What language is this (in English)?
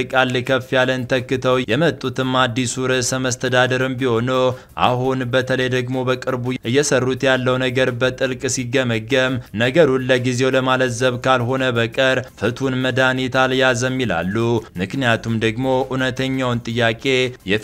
Arabic